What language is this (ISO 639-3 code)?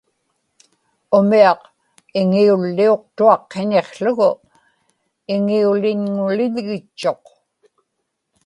ipk